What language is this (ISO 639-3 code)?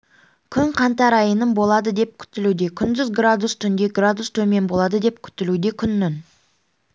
kaz